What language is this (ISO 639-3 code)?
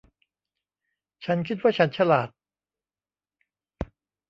tha